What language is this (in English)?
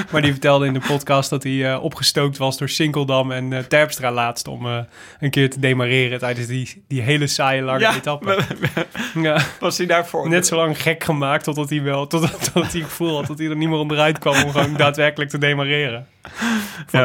Dutch